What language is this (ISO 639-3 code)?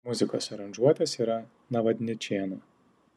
lit